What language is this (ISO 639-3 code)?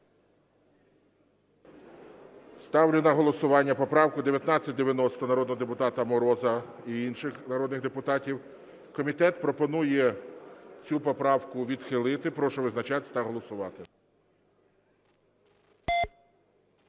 ukr